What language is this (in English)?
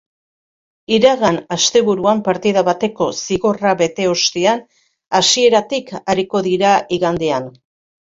Basque